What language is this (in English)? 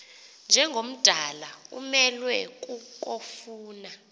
Xhosa